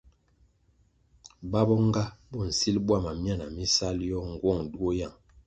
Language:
Kwasio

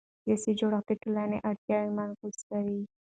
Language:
Pashto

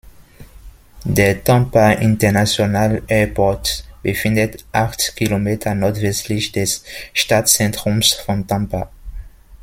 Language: German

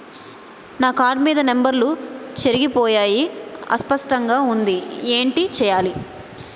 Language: Telugu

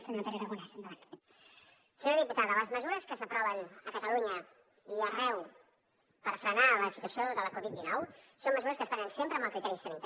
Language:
Catalan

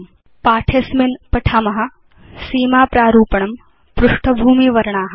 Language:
Sanskrit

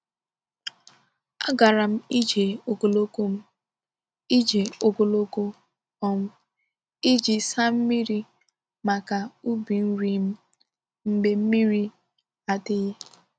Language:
Igbo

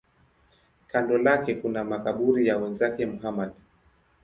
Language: Swahili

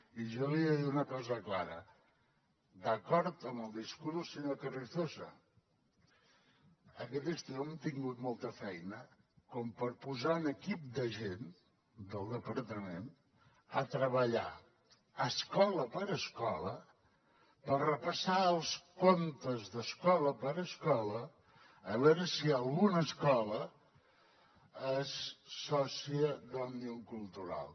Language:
Catalan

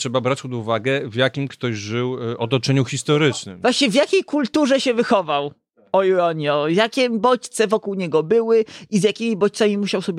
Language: Polish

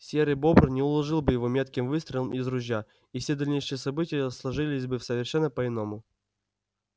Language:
Russian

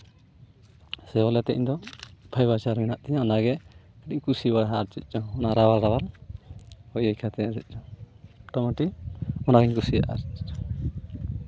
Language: Santali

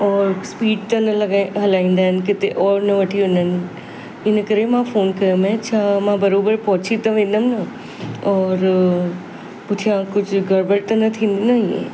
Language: Sindhi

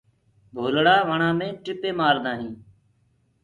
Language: Gurgula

